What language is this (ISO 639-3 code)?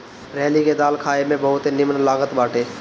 bho